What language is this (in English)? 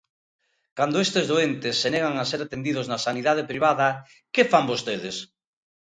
Galician